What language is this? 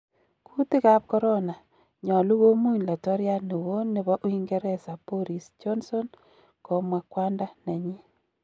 Kalenjin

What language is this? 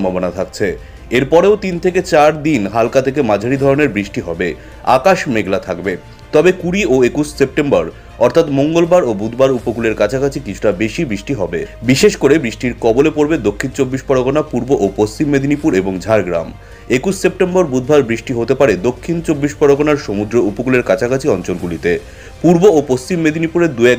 Turkish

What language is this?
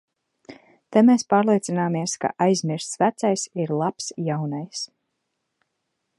Latvian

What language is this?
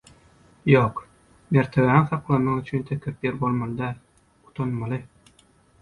Turkmen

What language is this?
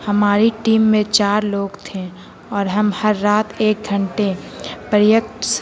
Urdu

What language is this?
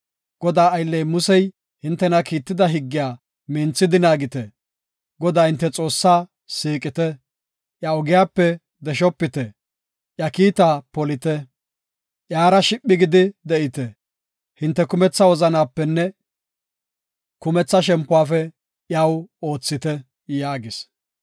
Gofa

